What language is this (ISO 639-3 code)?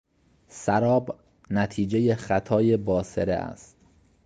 fas